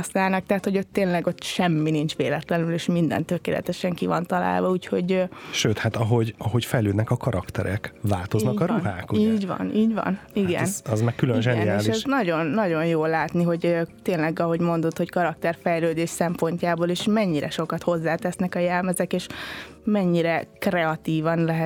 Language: Hungarian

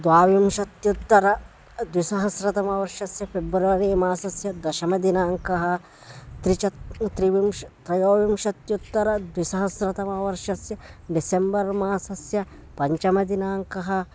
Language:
Sanskrit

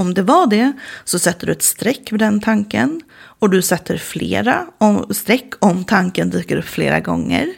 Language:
Swedish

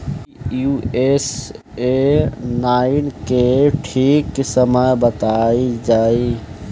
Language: Bhojpuri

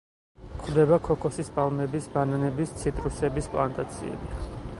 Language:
Georgian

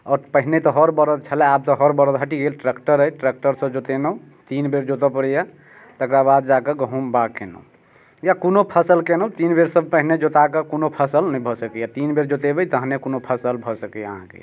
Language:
Maithili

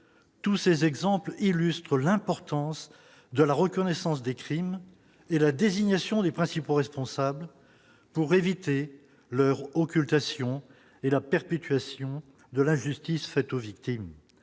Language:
French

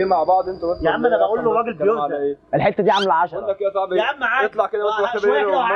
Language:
Arabic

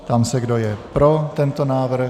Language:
Czech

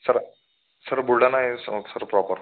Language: Marathi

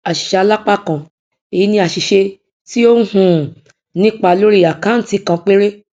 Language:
Yoruba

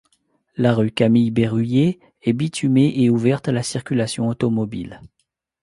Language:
French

